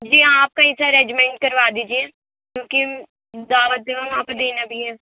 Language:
Urdu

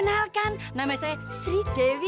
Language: Indonesian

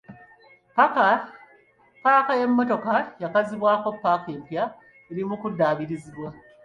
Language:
Ganda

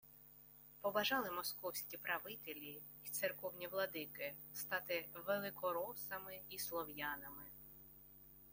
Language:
Ukrainian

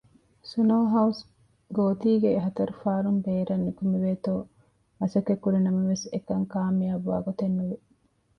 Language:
Divehi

